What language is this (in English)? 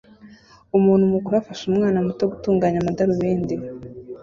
Kinyarwanda